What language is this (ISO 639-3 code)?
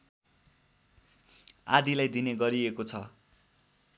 nep